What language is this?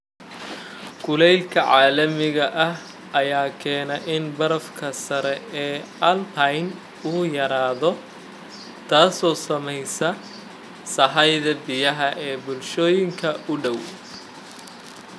Somali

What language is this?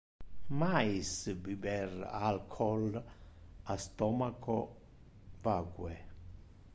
Interlingua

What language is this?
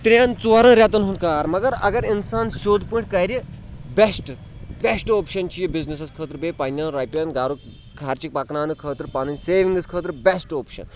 Kashmiri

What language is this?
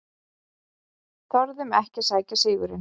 Icelandic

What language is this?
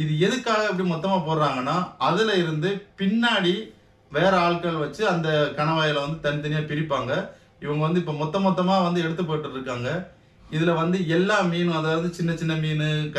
Arabic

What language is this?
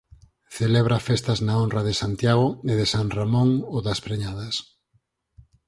Galician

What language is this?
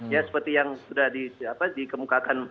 Indonesian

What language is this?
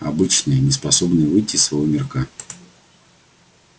Russian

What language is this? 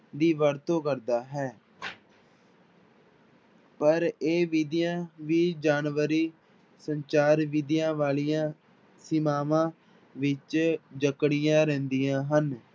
Punjabi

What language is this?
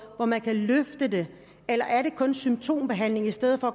Danish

